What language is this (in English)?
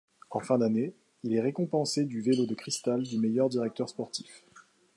French